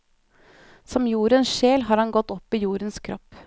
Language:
Norwegian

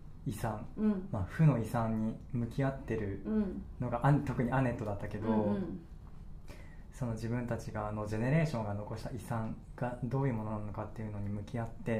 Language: Japanese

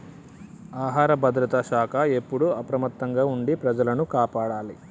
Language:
Telugu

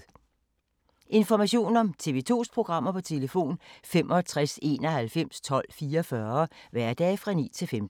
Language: Danish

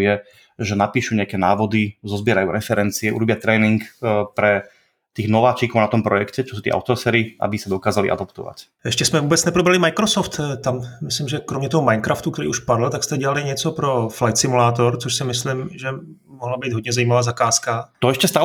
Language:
Czech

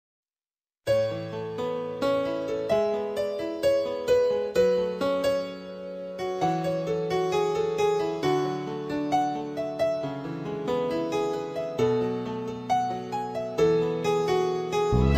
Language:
Indonesian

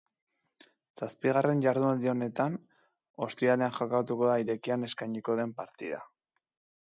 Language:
Basque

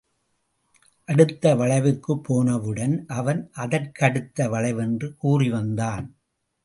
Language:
Tamil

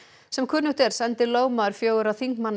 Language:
Icelandic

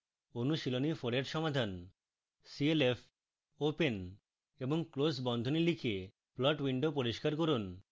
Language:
Bangla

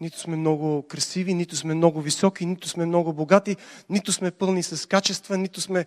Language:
Bulgarian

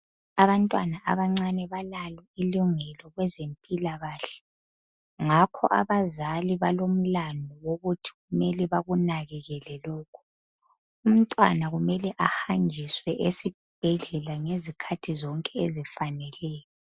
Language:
North Ndebele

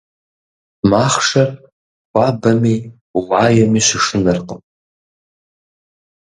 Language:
Kabardian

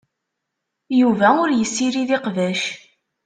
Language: Kabyle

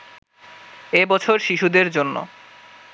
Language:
Bangla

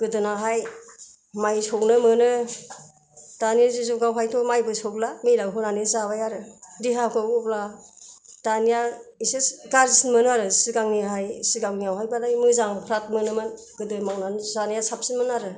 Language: Bodo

